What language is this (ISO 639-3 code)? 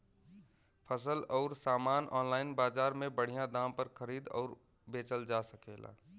bho